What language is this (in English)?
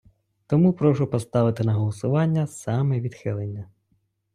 Ukrainian